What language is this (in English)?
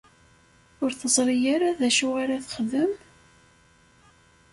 Kabyle